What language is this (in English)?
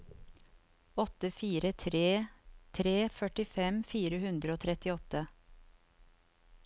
Norwegian